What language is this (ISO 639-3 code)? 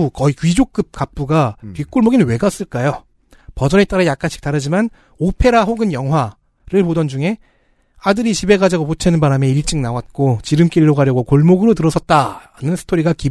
kor